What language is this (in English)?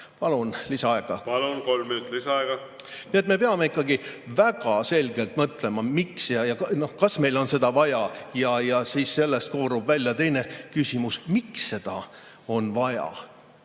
Estonian